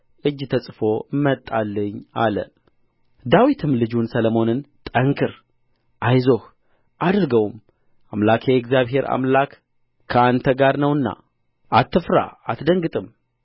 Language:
Amharic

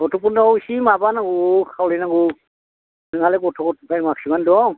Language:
Bodo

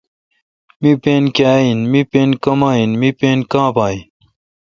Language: Kalkoti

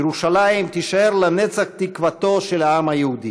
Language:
Hebrew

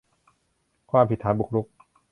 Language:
Thai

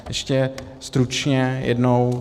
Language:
Czech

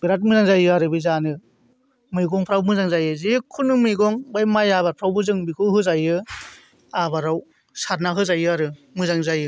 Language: Bodo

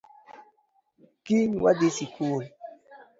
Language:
Luo (Kenya and Tanzania)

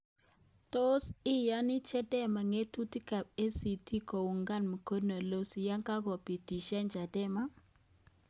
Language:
Kalenjin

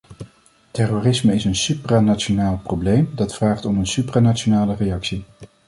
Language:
Dutch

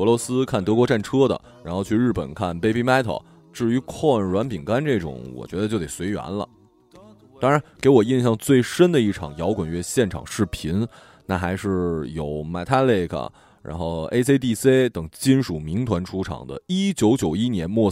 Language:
Chinese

